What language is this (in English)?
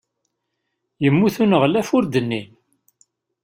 Kabyle